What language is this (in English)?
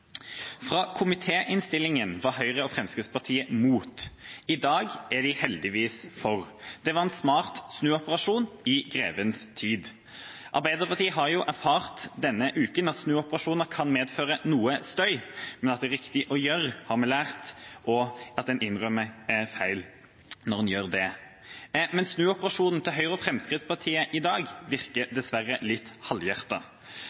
Norwegian Bokmål